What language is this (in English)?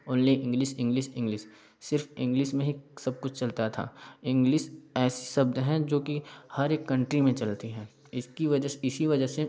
Hindi